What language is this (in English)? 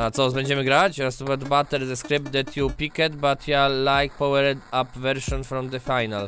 Polish